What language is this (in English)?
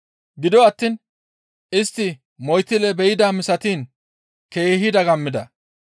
Gamo